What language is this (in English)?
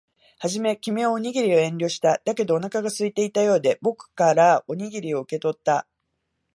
Japanese